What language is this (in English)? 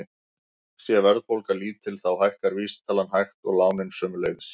Icelandic